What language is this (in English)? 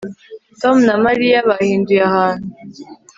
Kinyarwanda